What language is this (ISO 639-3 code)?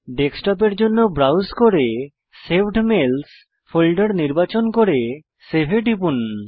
ben